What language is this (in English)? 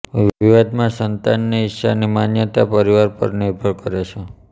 Gujarati